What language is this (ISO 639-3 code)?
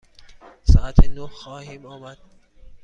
fas